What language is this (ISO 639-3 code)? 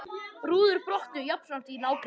isl